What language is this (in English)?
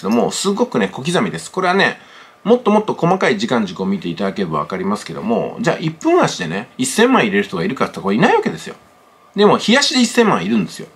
Japanese